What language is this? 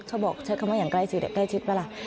Thai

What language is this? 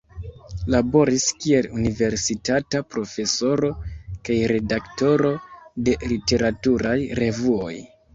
Esperanto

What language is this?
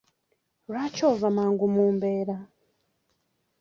Ganda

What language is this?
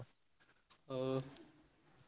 Odia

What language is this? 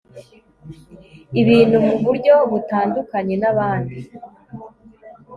Kinyarwanda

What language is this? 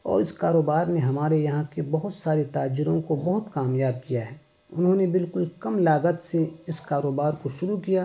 Urdu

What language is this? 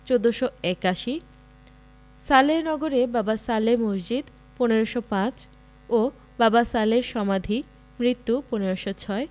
Bangla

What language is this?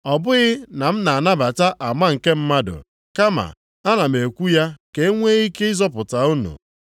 Igbo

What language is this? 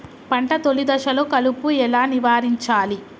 Telugu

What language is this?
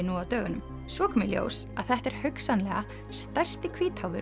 Icelandic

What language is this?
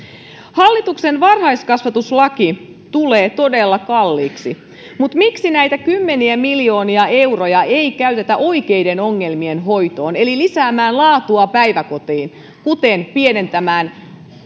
Finnish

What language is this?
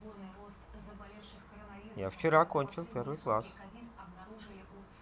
Russian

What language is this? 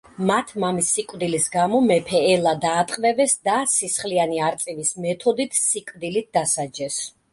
Georgian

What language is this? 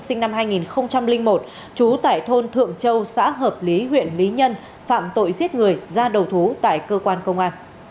Vietnamese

